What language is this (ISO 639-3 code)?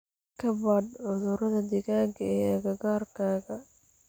som